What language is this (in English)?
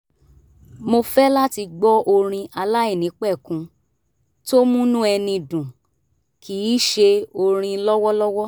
Yoruba